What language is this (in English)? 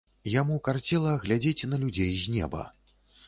Belarusian